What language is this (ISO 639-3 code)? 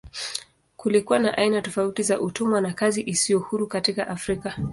swa